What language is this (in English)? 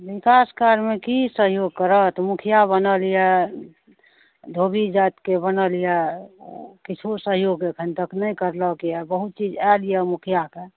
Maithili